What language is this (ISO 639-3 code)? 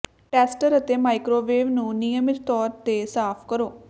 pan